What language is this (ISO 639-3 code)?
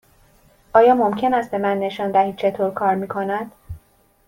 fas